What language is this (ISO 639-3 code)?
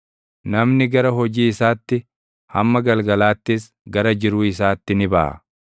orm